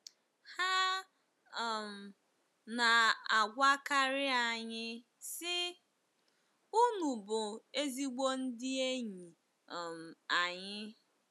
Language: Igbo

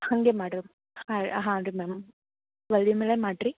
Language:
Kannada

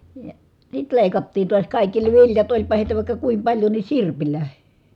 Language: Finnish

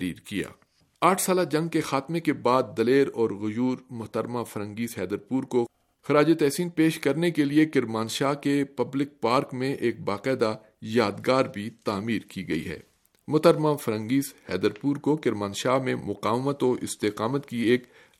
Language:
Urdu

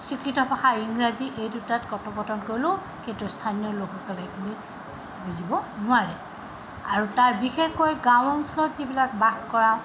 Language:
Assamese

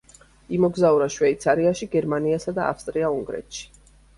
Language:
Georgian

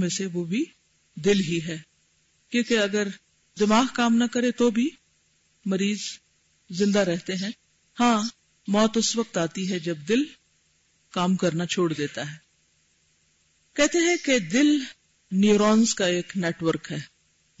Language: Urdu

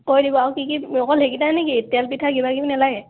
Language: Assamese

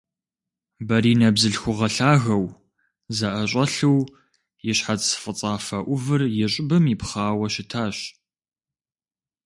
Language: Kabardian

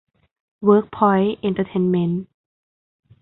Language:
Thai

